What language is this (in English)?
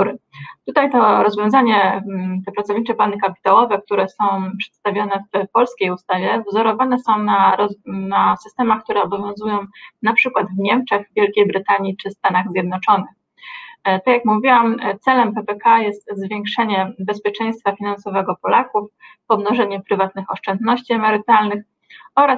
Polish